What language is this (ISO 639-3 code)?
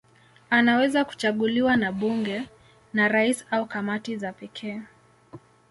swa